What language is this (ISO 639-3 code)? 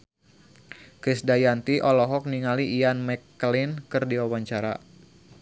sun